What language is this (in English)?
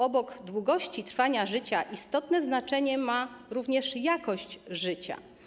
Polish